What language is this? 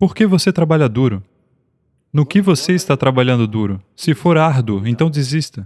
Portuguese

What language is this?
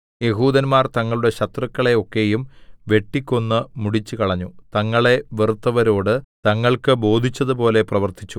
Malayalam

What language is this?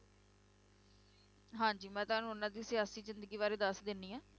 Punjabi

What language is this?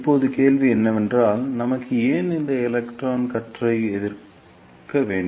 Tamil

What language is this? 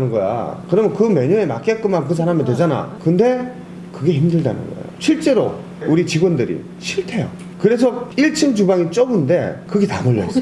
Korean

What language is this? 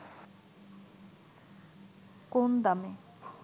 Bangla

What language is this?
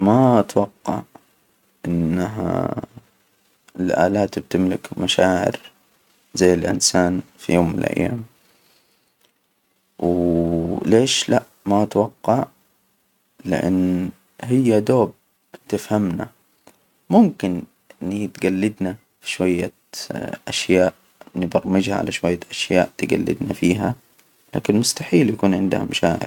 Hijazi Arabic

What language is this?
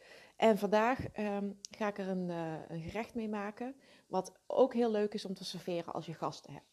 Dutch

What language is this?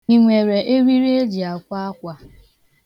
Igbo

